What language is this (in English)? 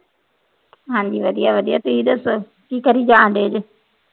Punjabi